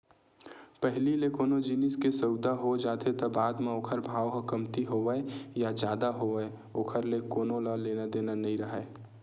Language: Chhattisgarhi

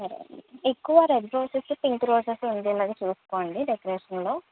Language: Telugu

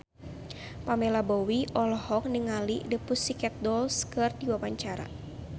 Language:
Sundanese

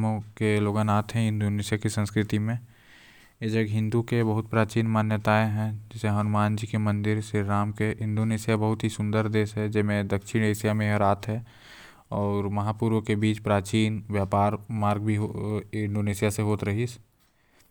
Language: Korwa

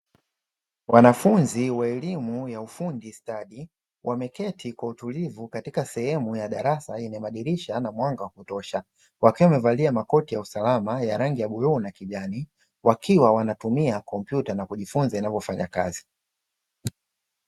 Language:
Swahili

